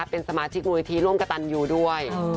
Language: Thai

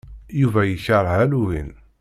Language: Kabyle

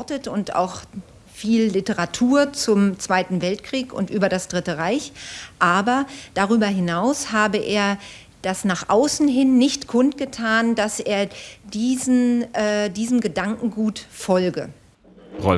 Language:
German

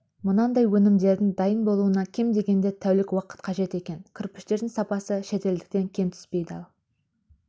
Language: Kazakh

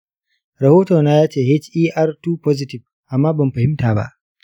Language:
Hausa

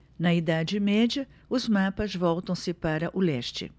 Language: Portuguese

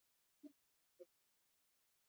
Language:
Basque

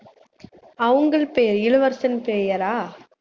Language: Tamil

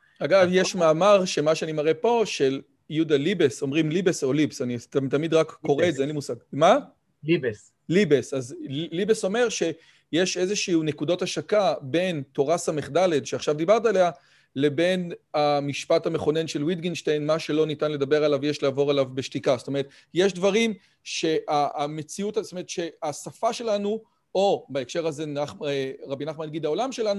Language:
Hebrew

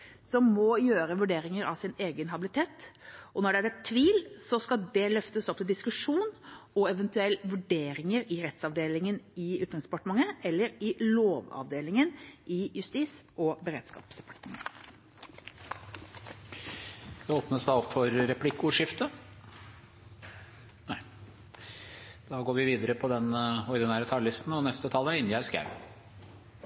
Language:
Norwegian Bokmål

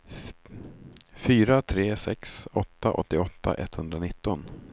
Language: Swedish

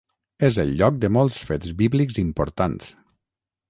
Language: Catalan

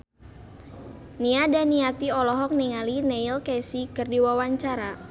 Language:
Sundanese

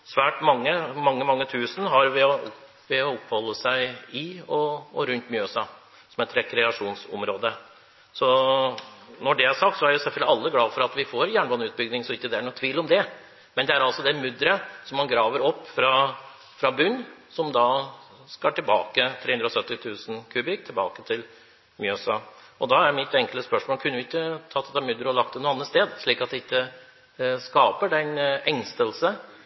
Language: Norwegian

